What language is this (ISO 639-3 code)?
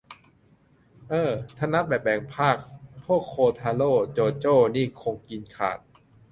tha